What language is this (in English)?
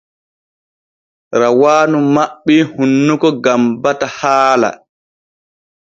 Borgu Fulfulde